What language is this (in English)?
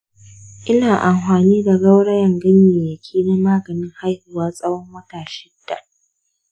Hausa